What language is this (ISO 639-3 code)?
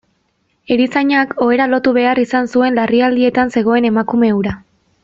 eus